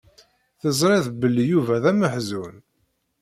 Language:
Kabyle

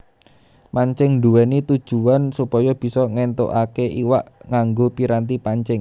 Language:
Javanese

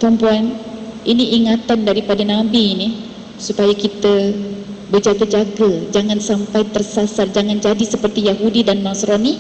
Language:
Malay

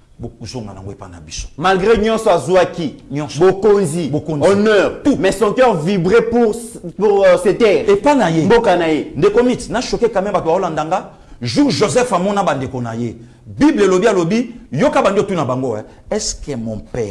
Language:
French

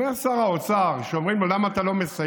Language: Hebrew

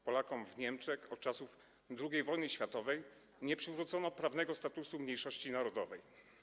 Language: Polish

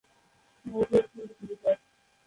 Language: Bangla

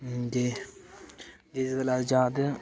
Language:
Dogri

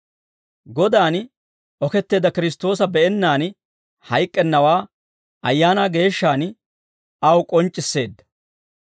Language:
Dawro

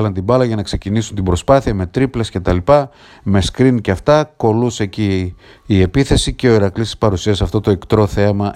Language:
Greek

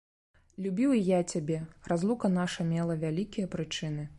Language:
Belarusian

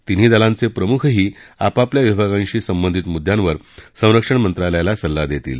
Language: Marathi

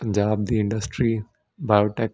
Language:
Punjabi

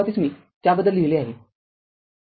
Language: Marathi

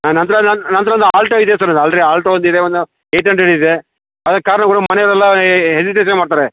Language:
Kannada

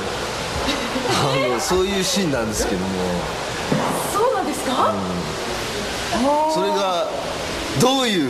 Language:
Japanese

